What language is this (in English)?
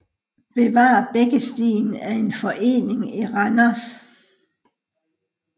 Danish